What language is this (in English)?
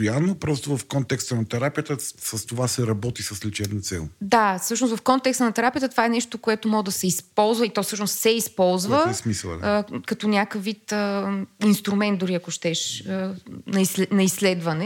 Bulgarian